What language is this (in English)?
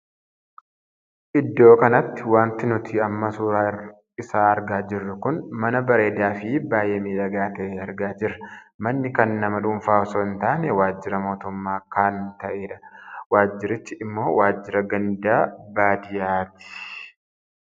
Oromo